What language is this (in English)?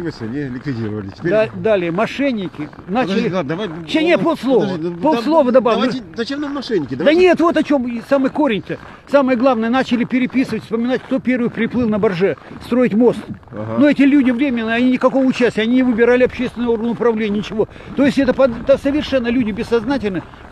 Russian